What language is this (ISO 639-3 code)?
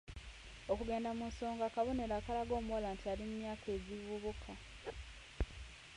lug